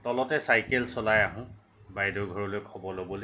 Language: Assamese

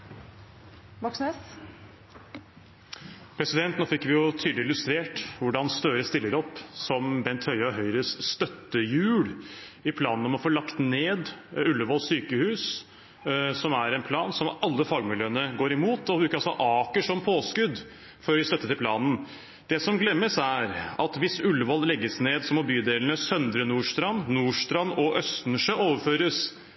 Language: Norwegian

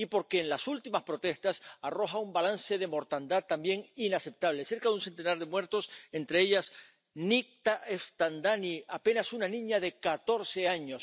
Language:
Spanish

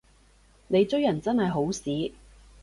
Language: Cantonese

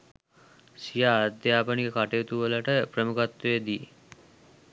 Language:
Sinhala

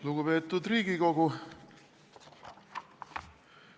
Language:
Estonian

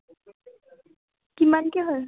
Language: Assamese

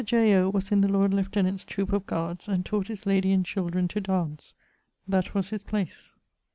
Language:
English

